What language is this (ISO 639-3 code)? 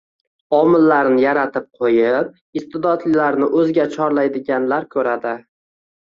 uzb